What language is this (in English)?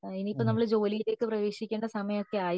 Malayalam